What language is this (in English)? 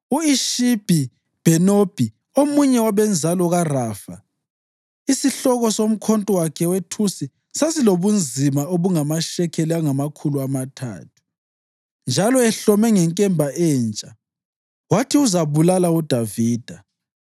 North Ndebele